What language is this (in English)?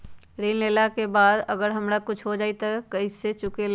Magahi